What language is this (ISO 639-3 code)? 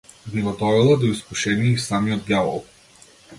mkd